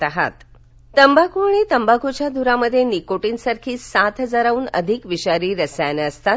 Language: Marathi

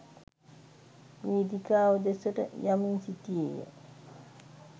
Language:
Sinhala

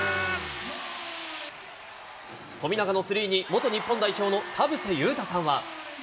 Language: Japanese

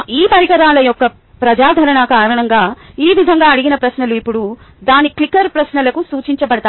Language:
Telugu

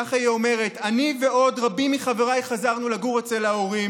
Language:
Hebrew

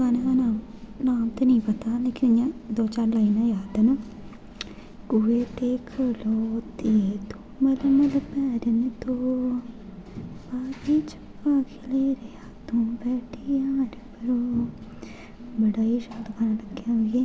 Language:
Dogri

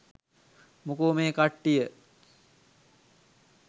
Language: Sinhala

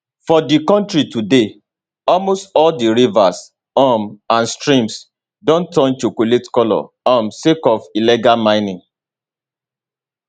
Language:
Nigerian Pidgin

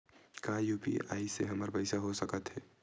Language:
Chhattisgarhi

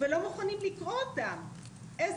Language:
Hebrew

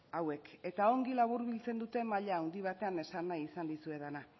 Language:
Basque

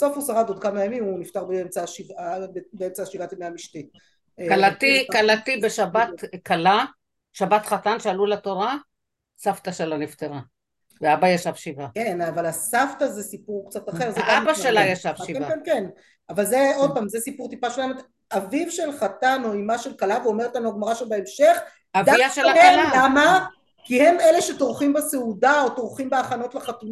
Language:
Hebrew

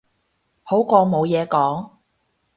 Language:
Cantonese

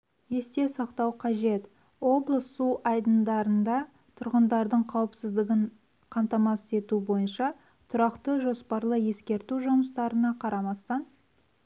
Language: Kazakh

